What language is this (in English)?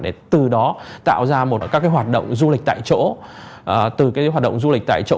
Vietnamese